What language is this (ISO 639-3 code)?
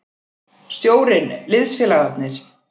isl